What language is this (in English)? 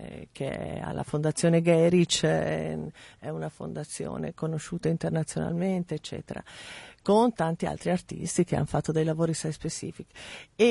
Italian